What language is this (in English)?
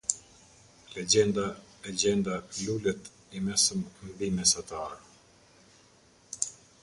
Albanian